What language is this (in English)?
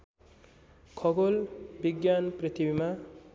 Nepali